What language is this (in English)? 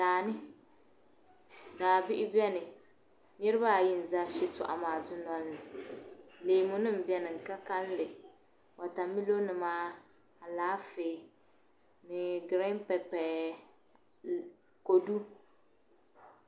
Dagbani